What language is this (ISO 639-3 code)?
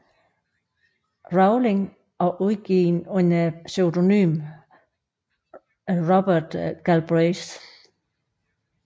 dan